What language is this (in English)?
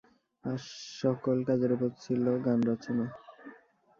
Bangla